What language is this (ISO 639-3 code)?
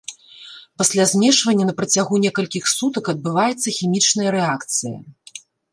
bel